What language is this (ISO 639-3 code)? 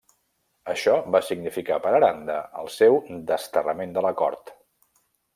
cat